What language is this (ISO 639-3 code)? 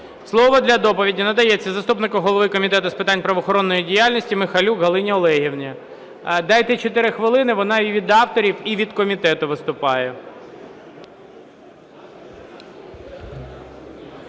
ukr